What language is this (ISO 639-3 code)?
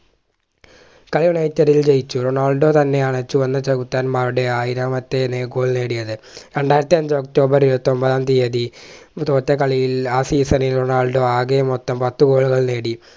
mal